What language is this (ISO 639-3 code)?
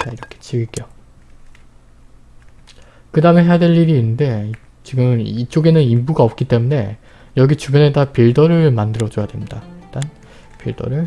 kor